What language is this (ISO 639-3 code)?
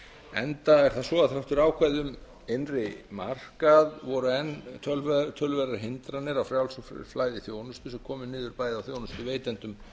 isl